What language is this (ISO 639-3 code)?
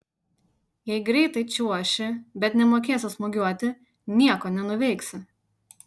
lit